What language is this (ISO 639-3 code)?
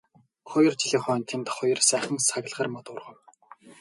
mon